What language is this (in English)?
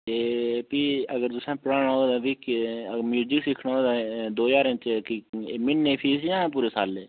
Dogri